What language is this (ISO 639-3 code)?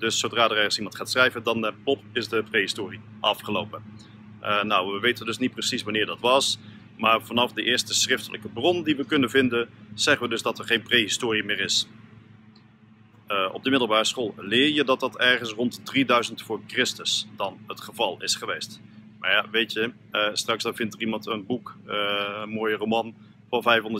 nld